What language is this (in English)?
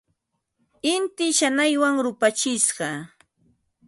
Ambo-Pasco Quechua